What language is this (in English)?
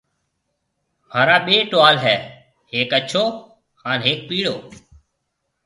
Marwari (Pakistan)